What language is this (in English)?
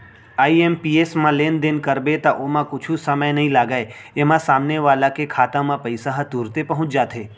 Chhattisgarhi